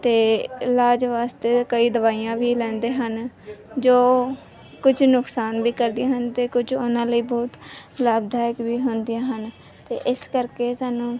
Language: Punjabi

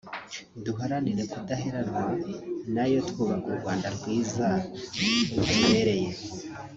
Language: Kinyarwanda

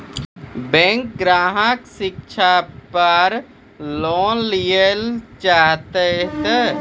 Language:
Maithili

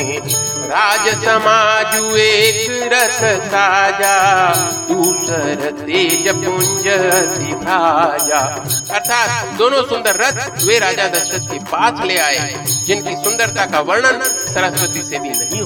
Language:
Hindi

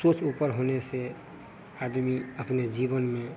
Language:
Hindi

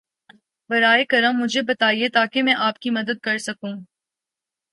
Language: Urdu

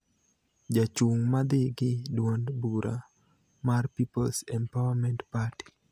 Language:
Luo (Kenya and Tanzania)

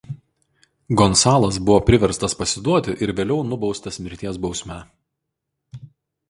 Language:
Lithuanian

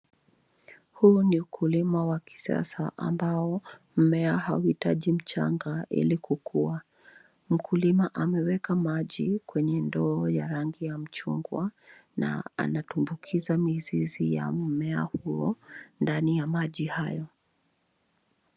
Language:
Swahili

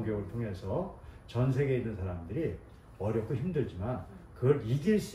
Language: Korean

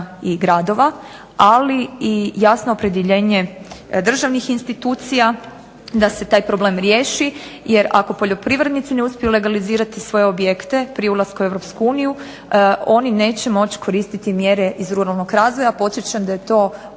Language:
Croatian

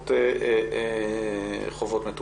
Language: Hebrew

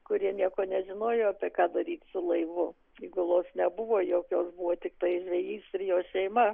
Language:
Lithuanian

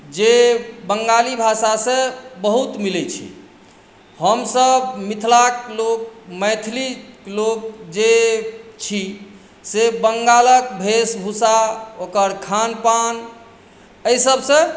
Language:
Maithili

